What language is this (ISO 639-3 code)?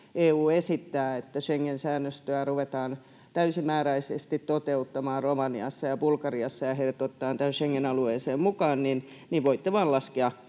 fin